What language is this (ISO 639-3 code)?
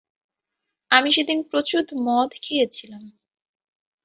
ben